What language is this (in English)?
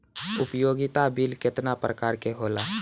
Bhojpuri